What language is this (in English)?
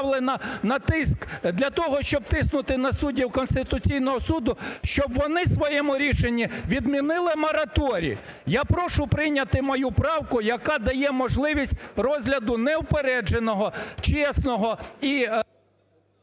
Ukrainian